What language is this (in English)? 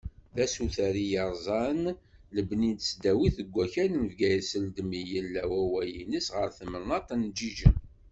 Kabyle